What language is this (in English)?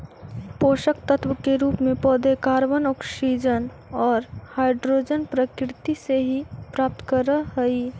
Magahi